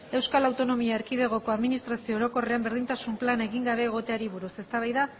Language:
Basque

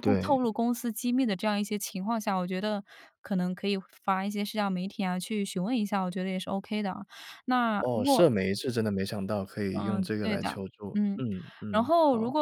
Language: Chinese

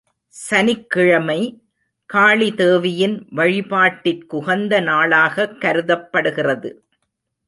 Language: Tamil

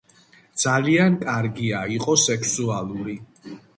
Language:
Georgian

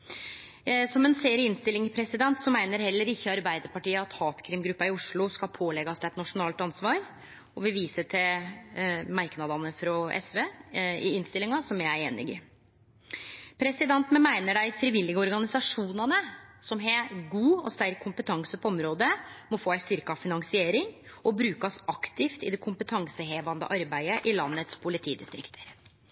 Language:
Norwegian Nynorsk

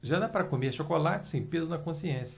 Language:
Portuguese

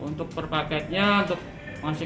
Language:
Indonesian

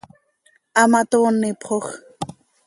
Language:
Seri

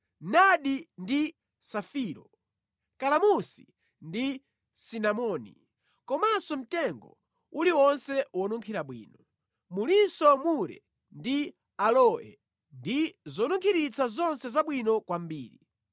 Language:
Nyanja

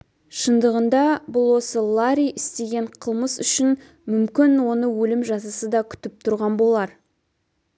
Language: Kazakh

